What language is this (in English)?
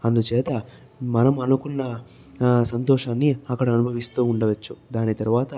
Telugu